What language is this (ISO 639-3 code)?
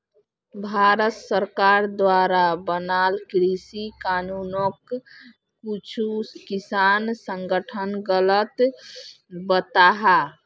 mag